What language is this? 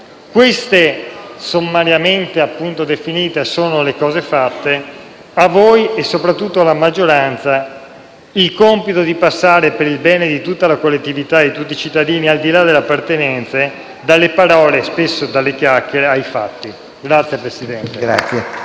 Italian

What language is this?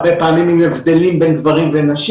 Hebrew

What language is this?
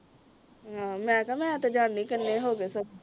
Punjabi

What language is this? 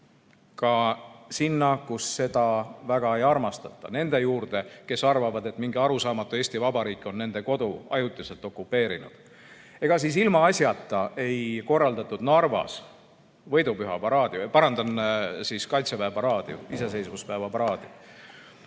Estonian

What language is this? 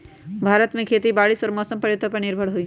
Magahi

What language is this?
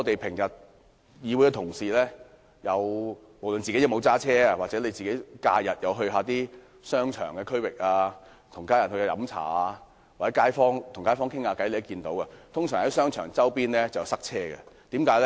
Cantonese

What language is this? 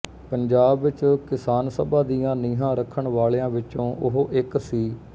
Punjabi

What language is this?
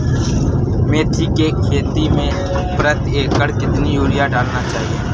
Hindi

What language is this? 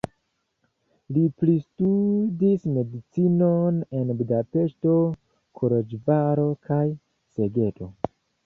Esperanto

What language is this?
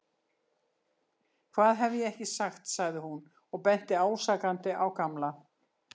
Icelandic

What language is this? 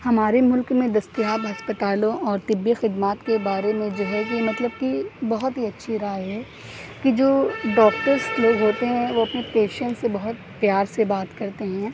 Urdu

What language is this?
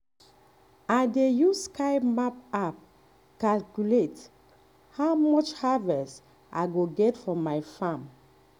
Nigerian Pidgin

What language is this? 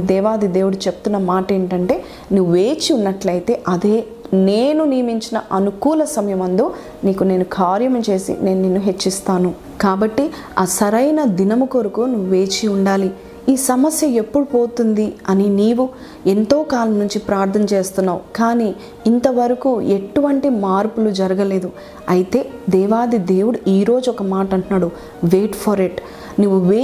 Telugu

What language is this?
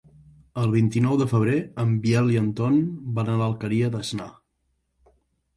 Catalan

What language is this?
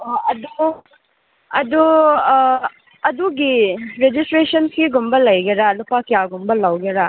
Manipuri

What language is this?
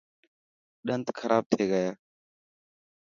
Dhatki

